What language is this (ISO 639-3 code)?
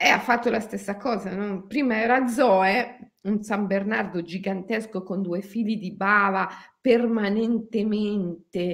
ita